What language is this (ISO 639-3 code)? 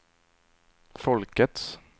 swe